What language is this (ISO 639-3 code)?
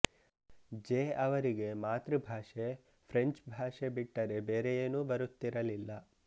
kan